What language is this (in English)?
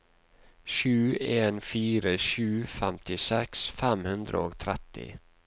Norwegian